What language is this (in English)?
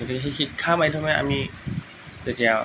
Assamese